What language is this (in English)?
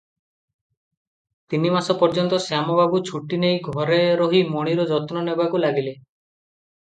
Odia